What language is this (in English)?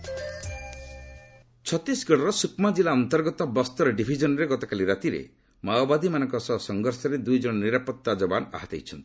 Odia